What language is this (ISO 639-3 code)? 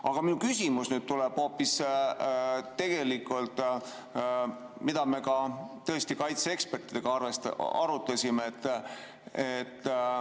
est